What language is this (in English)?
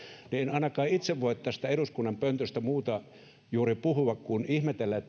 Finnish